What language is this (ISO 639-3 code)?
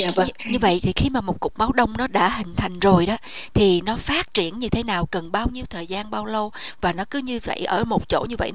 vie